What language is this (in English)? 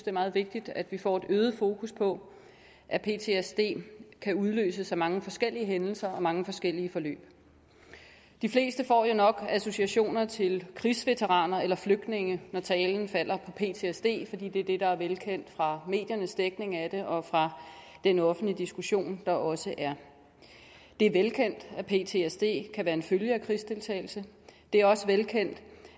Danish